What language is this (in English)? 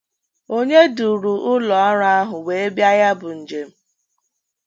Igbo